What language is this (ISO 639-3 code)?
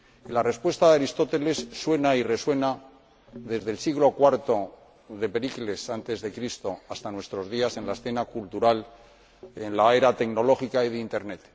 spa